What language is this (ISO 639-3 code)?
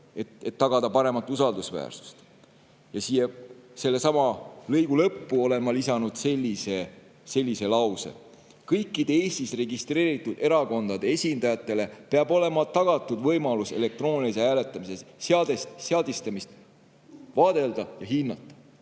est